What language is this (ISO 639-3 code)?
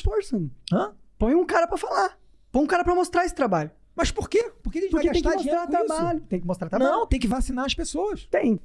por